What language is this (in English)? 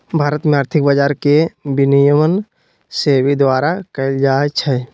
Magahi